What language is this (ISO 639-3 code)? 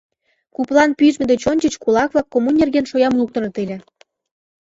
chm